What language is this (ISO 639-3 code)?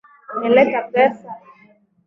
swa